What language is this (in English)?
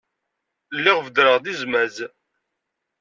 Kabyle